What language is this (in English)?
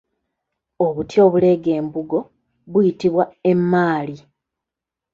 Ganda